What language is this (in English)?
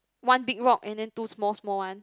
English